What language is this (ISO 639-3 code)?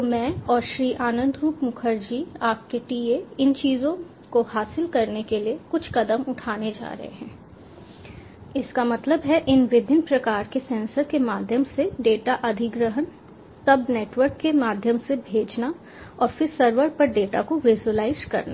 hin